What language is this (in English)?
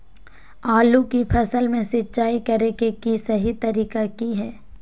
Magahi